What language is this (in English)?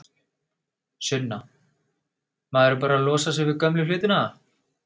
Icelandic